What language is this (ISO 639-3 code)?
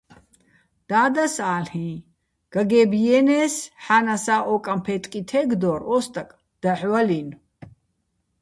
bbl